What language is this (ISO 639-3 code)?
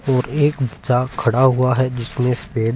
hin